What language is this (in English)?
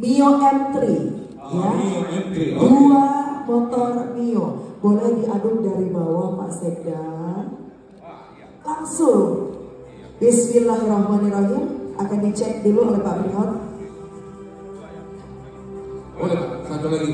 Indonesian